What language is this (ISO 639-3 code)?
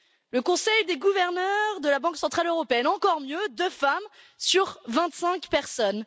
fra